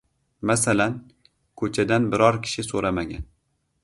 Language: Uzbek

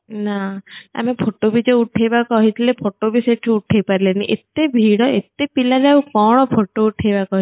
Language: Odia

